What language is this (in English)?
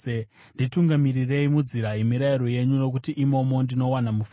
Shona